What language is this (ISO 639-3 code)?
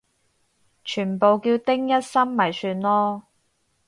yue